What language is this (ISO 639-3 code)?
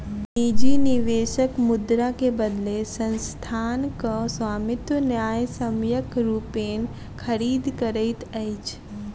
mai